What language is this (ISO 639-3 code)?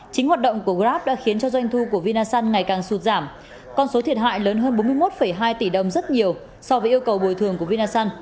vie